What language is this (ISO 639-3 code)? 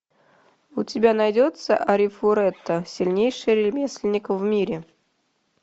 rus